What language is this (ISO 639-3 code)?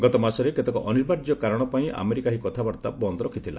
ori